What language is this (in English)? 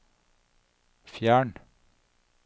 Norwegian